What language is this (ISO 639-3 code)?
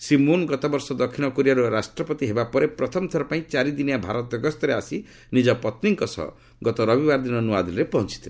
ori